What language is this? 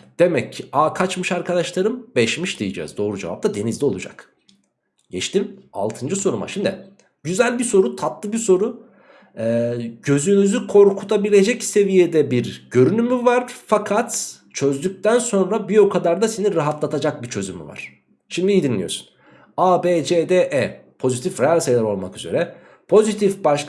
Turkish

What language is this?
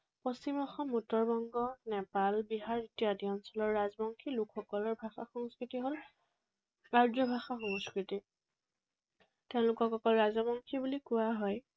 Assamese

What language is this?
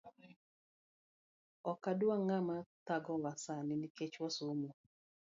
Luo (Kenya and Tanzania)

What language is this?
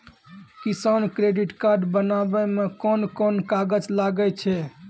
Maithili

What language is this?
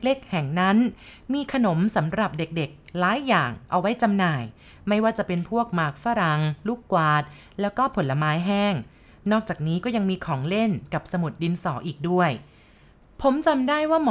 Thai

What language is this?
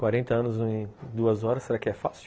Portuguese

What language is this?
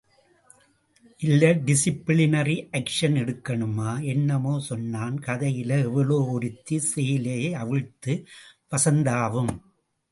Tamil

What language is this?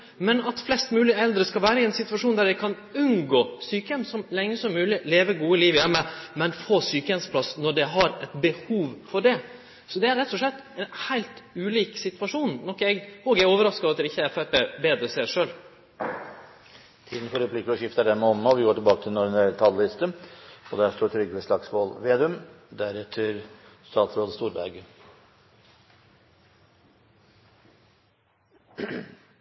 Norwegian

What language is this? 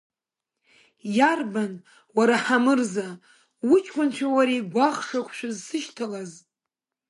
Abkhazian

